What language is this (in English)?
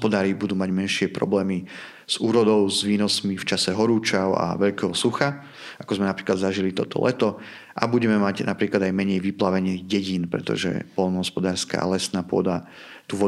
Slovak